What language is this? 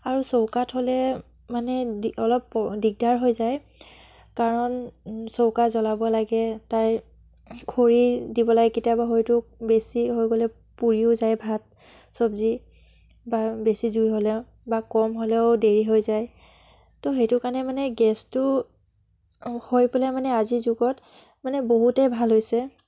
Assamese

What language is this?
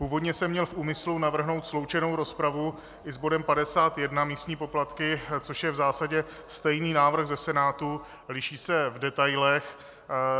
Czech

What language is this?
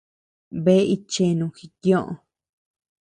Tepeuxila Cuicatec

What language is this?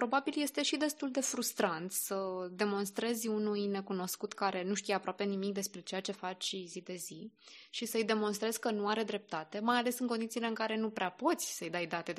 Romanian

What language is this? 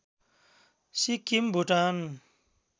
Nepali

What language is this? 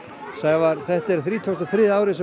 Icelandic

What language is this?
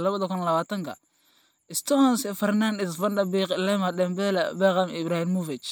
Somali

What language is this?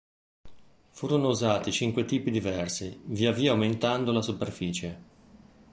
Italian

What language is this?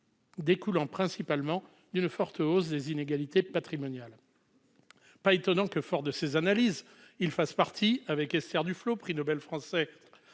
French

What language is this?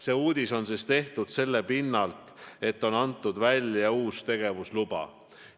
Estonian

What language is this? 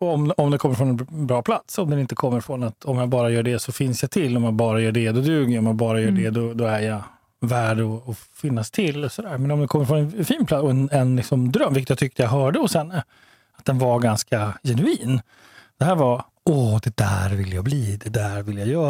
Swedish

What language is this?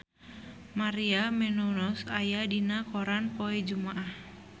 Sundanese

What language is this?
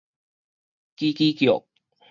Min Nan Chinese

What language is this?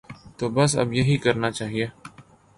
Urdu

